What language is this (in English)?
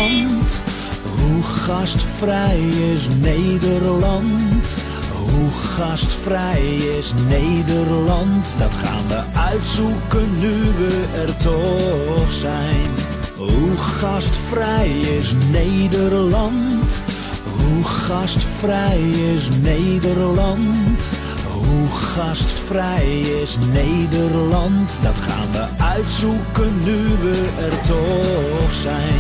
Dutch